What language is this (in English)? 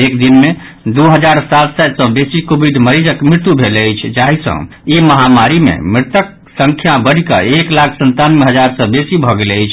Maithili